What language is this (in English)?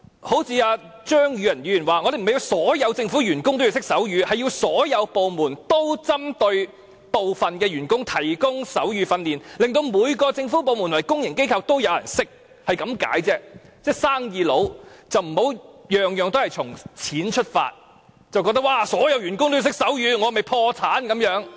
Cantonese